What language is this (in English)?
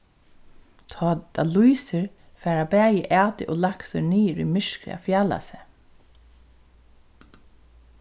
Faroese